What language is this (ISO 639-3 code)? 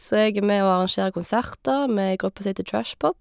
nor